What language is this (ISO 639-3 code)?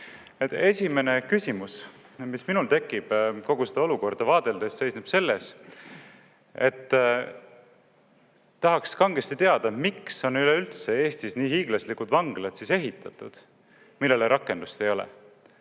est